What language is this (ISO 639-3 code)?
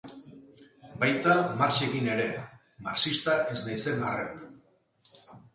eus